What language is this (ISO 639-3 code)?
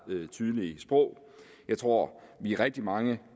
dan